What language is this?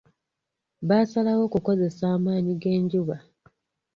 Ganda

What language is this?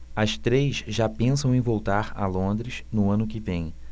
Portuguese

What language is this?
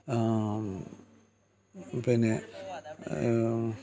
Malayalam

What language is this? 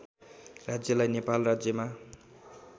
Nepali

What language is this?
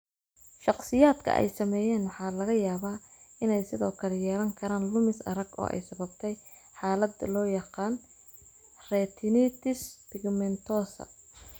Somali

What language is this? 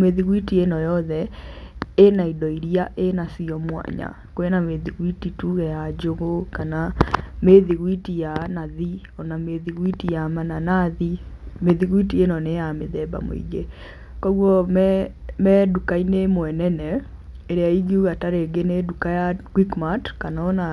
Kikuyu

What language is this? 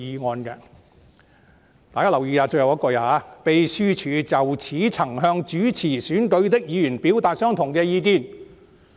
Cantonese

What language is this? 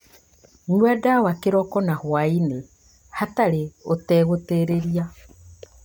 Kikuyu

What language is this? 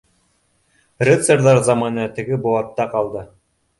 Bashkir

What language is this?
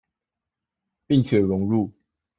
Chinese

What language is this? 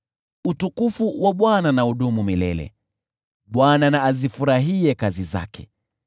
Swahili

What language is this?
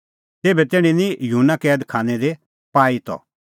Kullu Pahari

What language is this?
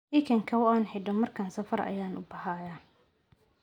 Somali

